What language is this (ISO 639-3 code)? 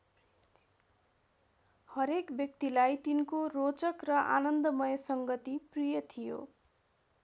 nep